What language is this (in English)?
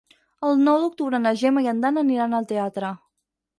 Catalan